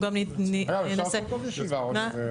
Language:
Hebrew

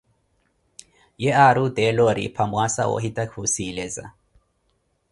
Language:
Koti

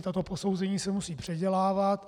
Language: Czech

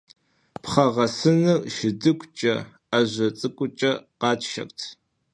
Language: Kabardian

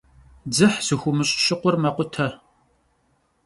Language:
Kabardian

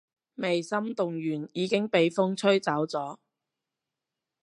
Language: Cantonese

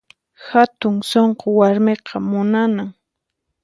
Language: Puno Quechua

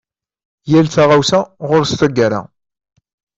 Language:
Kabyle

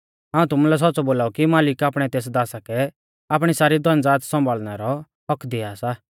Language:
Mahasu Pahari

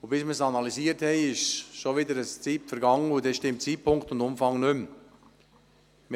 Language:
Swiss German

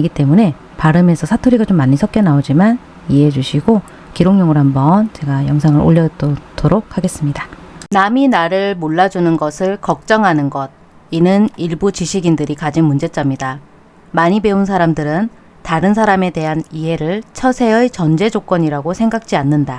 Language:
Korean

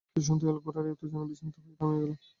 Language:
Bangla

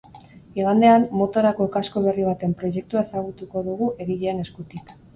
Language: Basque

